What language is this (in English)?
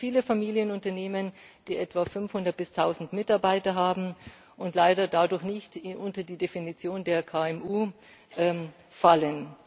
German